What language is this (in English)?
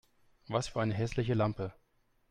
German